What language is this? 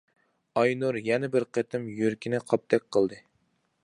Uyghur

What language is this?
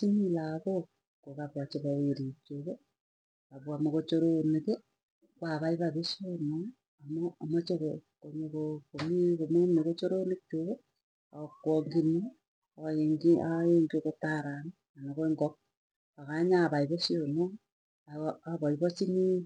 Tugen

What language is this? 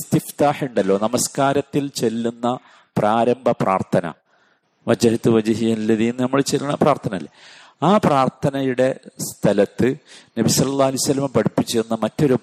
Malayalam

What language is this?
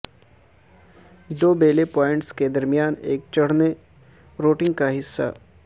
Urdu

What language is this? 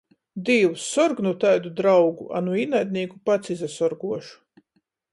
Latgalian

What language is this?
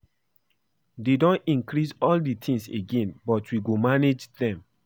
Nigerian Pidgin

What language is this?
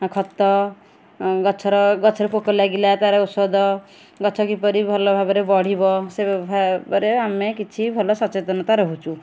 Odia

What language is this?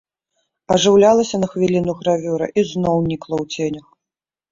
Belarusian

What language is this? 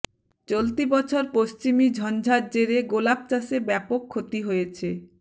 Bangla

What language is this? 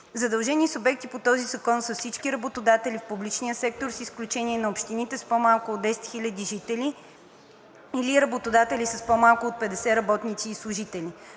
Bulgarian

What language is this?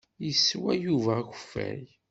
Kabyle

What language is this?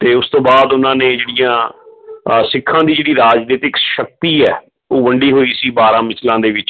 Punjabi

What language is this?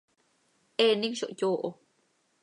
Seri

